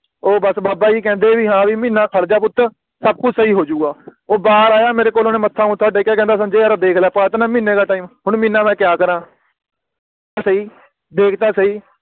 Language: Punjabi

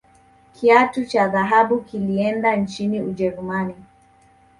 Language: Swahili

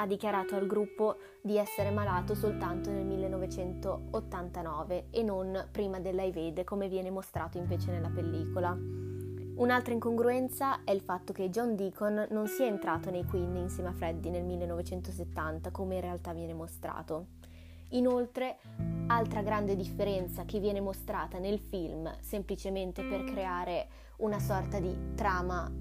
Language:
Italian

